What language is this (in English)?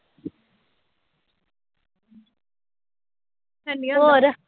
Punjabi